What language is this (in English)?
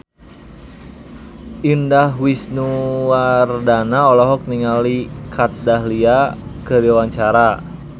Sundanese